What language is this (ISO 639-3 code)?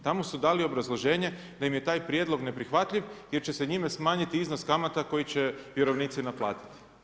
hrv